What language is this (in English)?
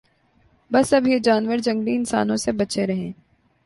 Urdu